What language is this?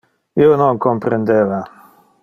Interlingua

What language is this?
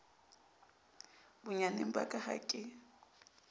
Southern Sotho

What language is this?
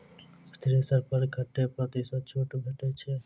Maithili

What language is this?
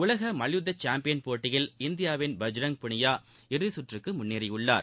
Tamil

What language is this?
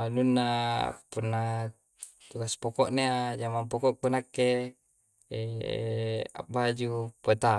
Coastal Konjo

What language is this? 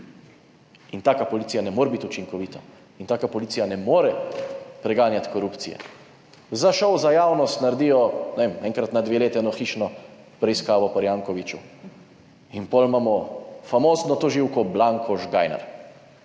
Slovenian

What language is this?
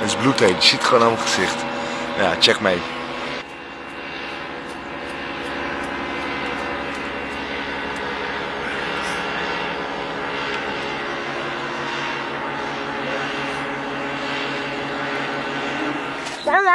Dutch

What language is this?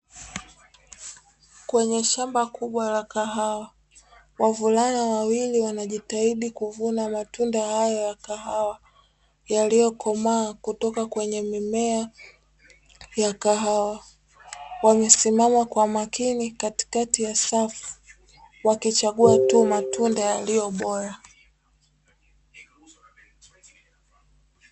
Swahili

